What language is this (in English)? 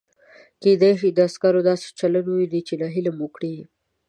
Pashto